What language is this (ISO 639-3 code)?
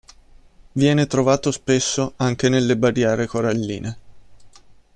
ita